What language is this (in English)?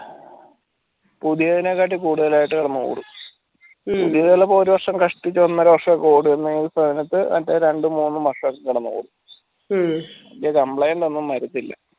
Malayalam